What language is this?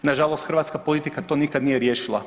Croatian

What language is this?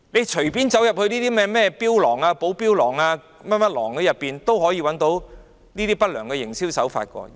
Cantonese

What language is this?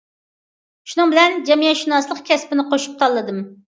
Uyghur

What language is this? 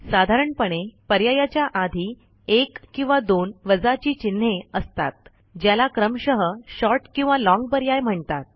Marathi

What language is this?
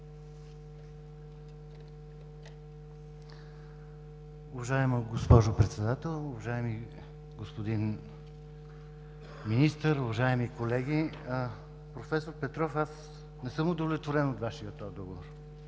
Bulgarian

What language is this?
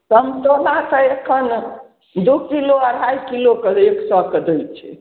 Maithili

